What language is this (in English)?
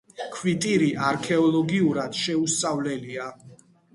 Georgian